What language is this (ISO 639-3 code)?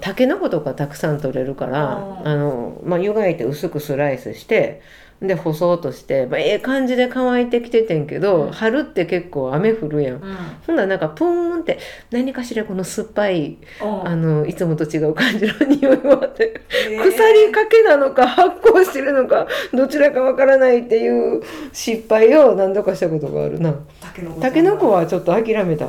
jpn